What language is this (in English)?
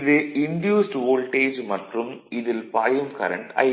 Tamil